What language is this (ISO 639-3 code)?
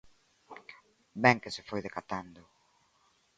glg